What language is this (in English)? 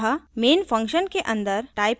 Hindi